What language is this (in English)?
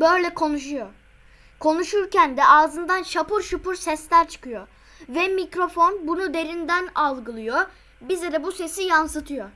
Turkish